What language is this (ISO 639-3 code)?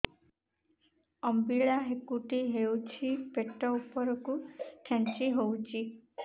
ori